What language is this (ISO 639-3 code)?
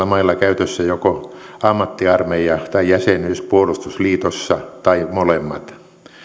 fin